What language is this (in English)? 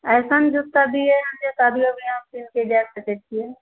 Maithili